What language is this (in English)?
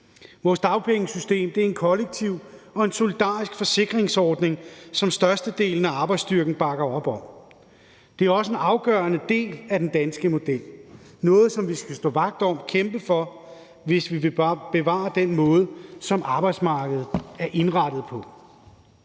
Danish